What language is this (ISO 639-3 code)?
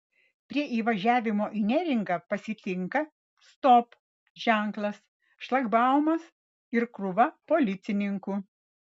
lit